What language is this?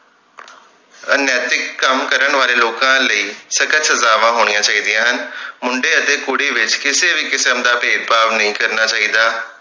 Punjabi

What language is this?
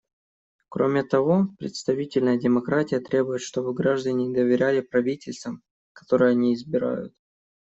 Russian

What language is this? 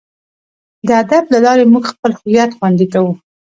Pashto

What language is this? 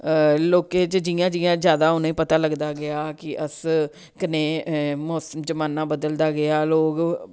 Dogri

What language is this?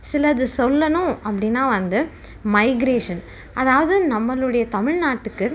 Tamil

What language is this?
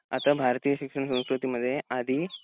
Marathi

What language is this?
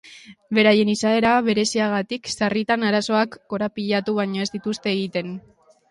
Basque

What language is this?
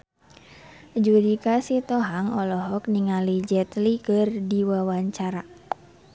Sundanese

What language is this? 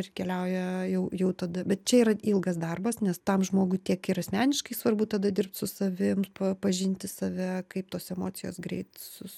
Lithuanian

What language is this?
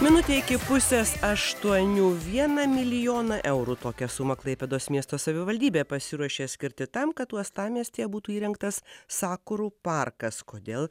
Lithuanian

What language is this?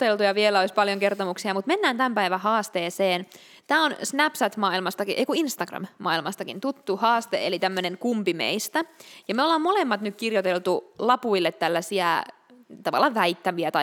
Finnish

